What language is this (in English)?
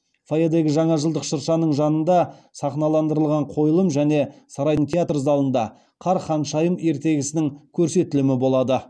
Kazakh